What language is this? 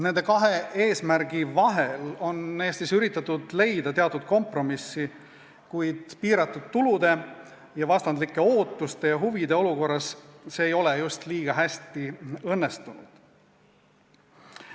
Estonian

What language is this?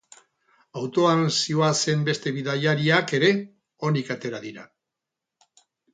Basque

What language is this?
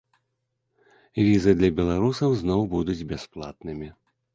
Belarusian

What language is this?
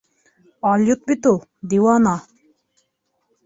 Bashkir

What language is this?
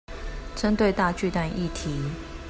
Chinese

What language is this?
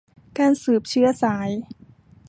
Thai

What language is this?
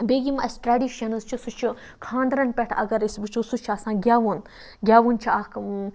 Kashmiri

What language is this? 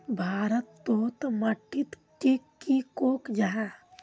Magahi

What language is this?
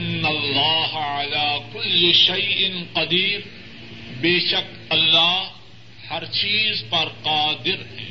Urdu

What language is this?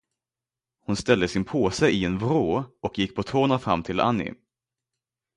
Swedish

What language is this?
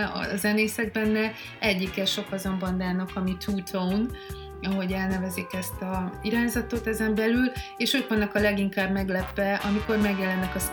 Hungarian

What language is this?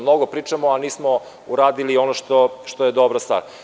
Serbian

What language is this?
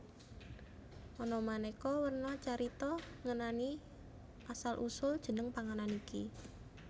Javanese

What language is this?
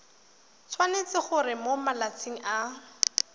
Tswana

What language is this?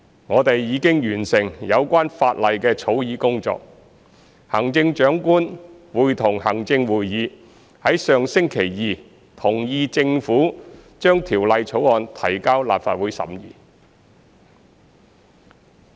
Cantonese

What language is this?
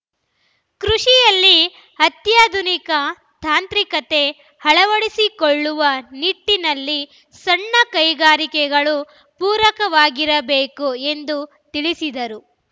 Kannada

